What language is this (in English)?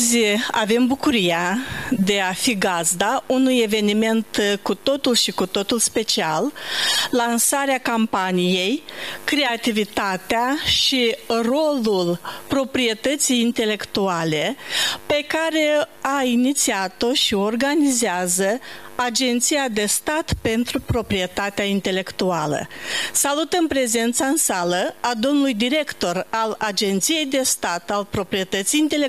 Romanian